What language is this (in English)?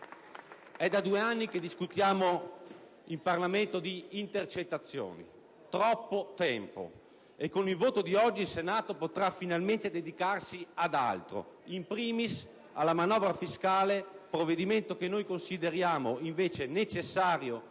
Italian